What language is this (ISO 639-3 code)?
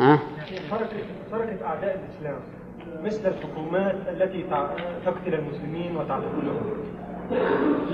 ara